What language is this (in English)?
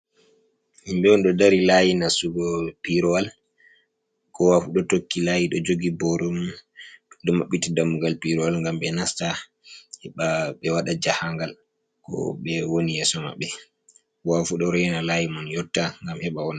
Fula